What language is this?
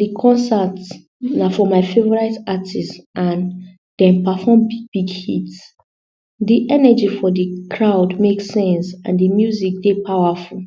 Nigerian Pidgin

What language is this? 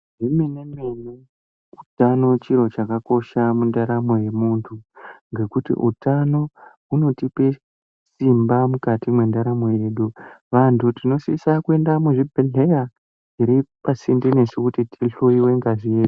Ndau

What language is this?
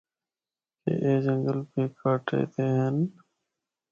Northern Hindko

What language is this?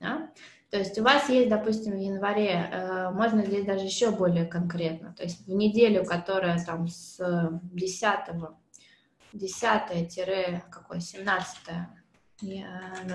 Russian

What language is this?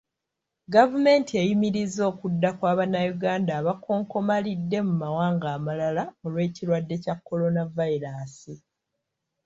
Ganda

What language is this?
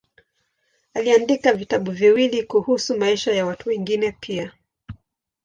Swahili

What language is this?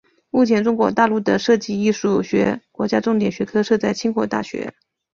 Chinese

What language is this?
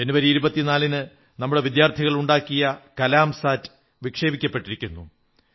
Malayalam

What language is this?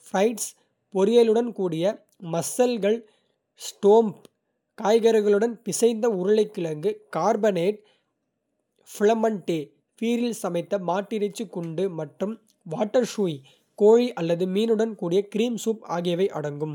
Kota (India)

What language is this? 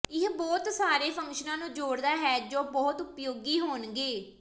Punjabi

